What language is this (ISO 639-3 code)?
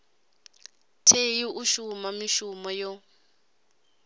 ven